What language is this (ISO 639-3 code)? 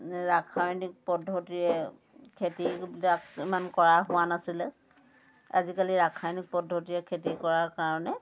asm